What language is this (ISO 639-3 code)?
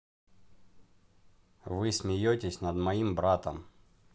rus